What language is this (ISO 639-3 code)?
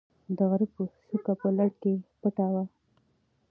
pus